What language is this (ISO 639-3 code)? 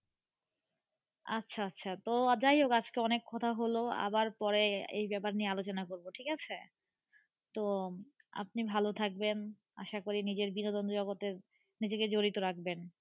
ben